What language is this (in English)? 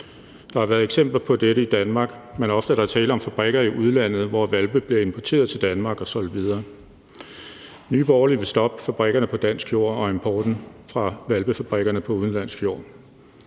Danish